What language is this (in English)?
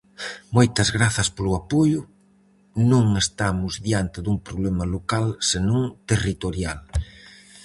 Galician